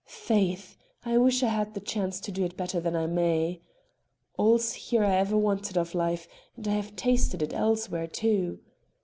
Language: English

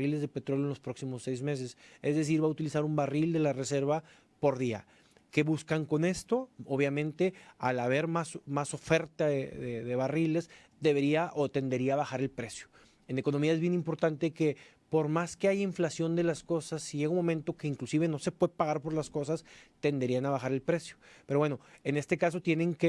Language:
Spanish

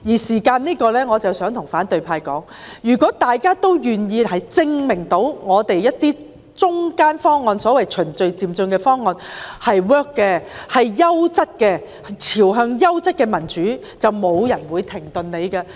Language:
Cantonese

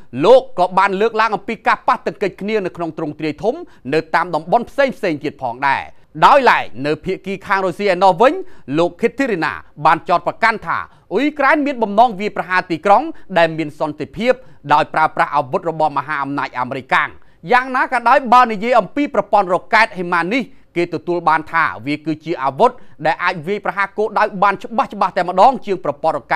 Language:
Thai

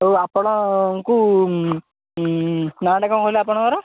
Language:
Odia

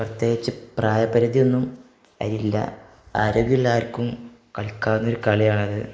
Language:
Malayalam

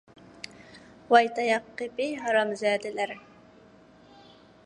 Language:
Uyghur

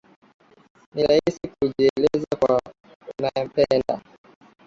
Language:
Swahili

